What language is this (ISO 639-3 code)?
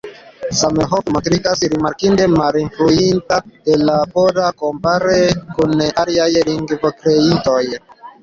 epo